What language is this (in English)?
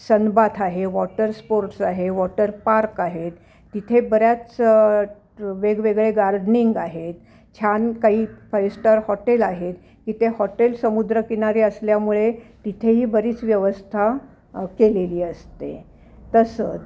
Marathi